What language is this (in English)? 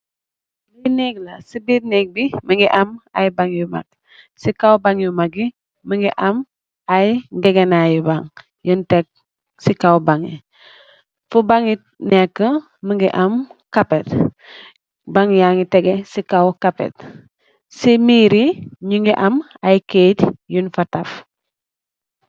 Wolof